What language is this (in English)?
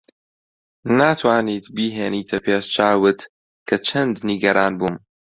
Central Kurdish